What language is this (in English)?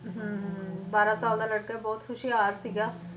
Punjabi